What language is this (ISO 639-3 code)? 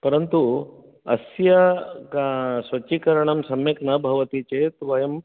san